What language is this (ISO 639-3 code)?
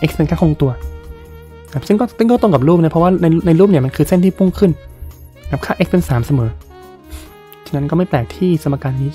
tha